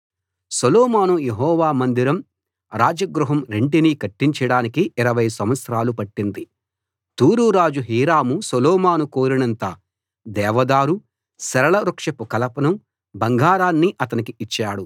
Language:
Telugu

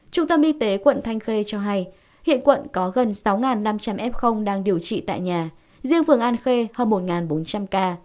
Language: Vietnamese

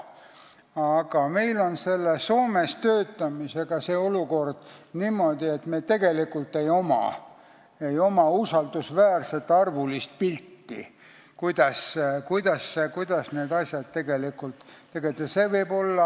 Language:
Estonian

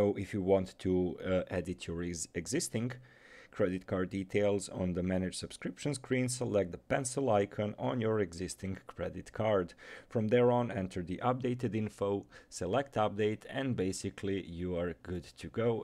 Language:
English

